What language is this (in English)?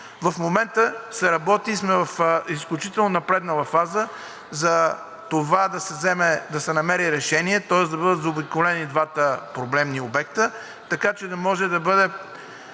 Bulgarian